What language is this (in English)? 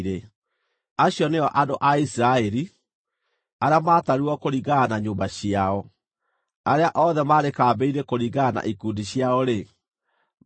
Kikuyu